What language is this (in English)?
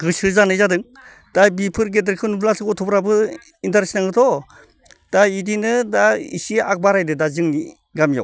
Bodo